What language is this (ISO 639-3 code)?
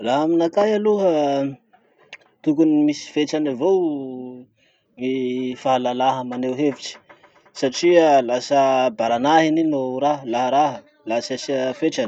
msh